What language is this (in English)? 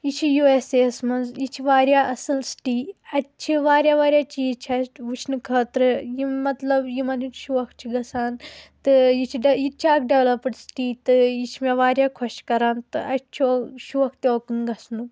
Kashmiri